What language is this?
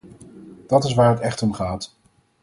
Dutch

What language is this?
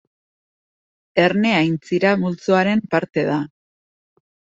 Basque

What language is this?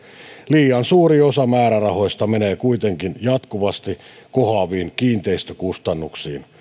Finnish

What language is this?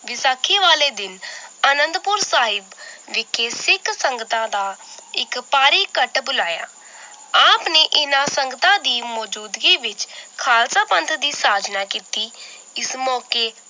Punjabi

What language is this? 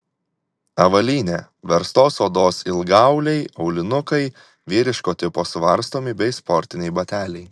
Lithuanian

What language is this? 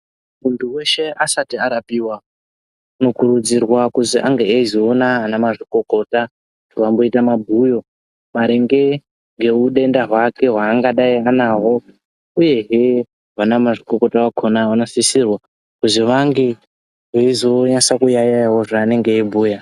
Ndau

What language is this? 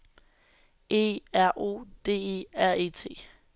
Danish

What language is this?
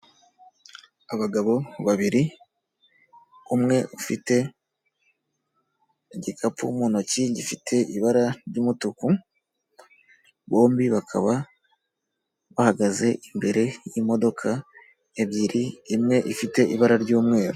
Kinyarwanda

